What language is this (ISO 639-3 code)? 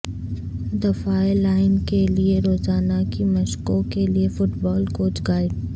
urd